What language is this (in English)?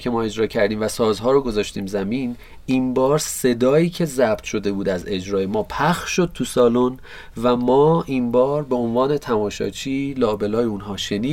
Persian